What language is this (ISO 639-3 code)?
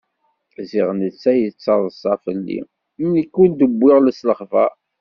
kab